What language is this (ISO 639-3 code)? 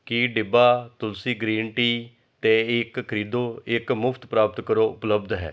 pan